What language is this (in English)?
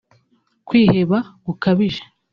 Kinyarwanda